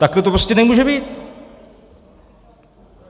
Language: Czech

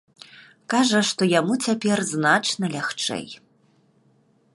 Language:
Belarusian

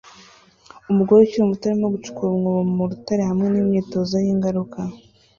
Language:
Kinyarwanda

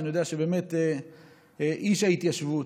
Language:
Hebrew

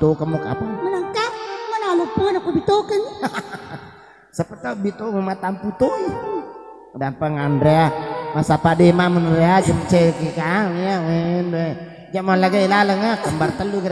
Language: Indonesian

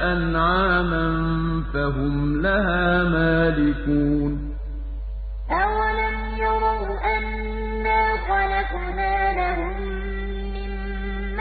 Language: Arabic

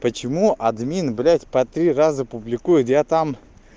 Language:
Russian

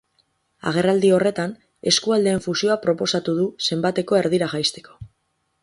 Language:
Basque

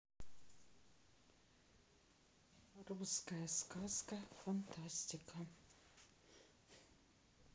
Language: Russian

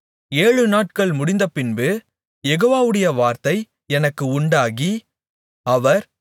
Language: Tamil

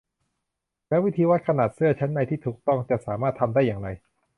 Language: Thai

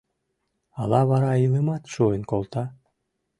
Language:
Mari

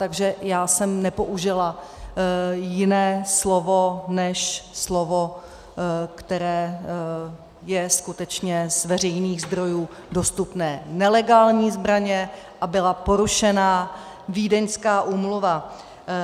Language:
Czech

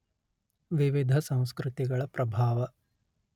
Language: Kannada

